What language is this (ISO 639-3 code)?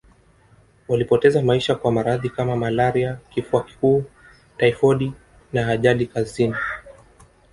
swa